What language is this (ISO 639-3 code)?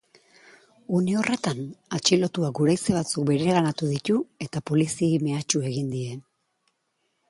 eus